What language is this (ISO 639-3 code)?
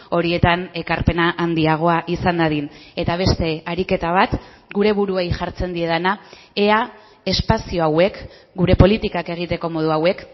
eus